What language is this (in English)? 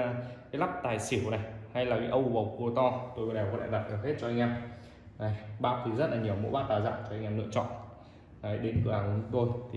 Vietnamese